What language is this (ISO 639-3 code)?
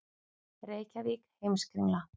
isl